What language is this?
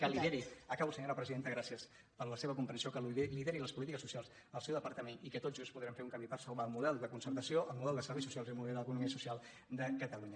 Catalan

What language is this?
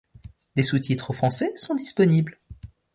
French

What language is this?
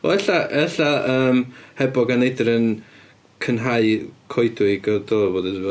Welsh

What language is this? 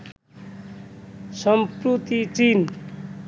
Bangla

